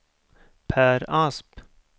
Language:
Swedish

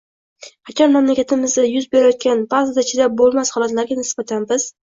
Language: Uzbek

